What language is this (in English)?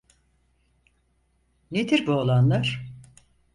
Turkish